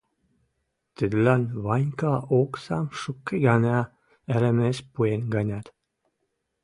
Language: Western Mari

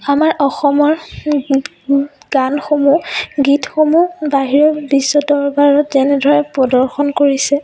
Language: Assamese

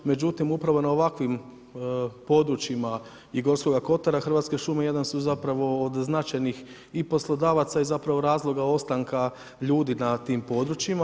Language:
Croatian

